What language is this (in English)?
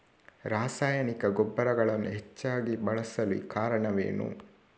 Kannada